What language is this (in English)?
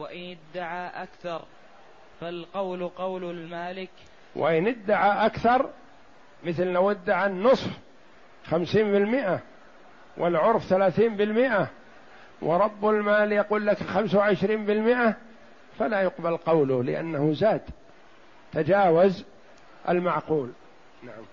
Arabic